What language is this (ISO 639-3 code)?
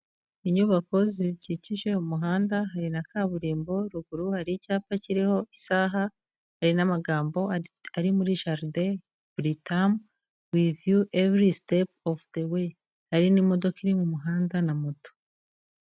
kin